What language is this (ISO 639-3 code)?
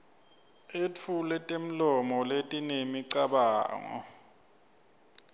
ssw